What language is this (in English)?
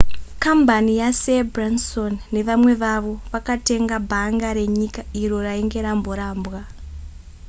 Shona